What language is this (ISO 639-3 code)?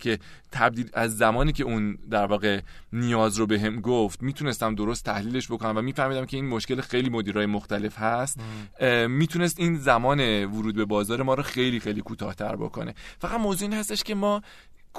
fas